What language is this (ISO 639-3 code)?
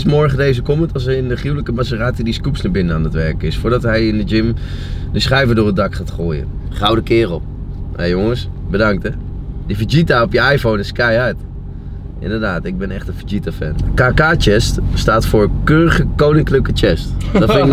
nld